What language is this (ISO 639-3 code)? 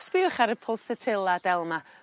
cym